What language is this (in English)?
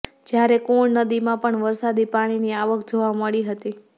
Gujarati